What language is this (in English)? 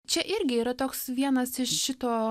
Lithuanian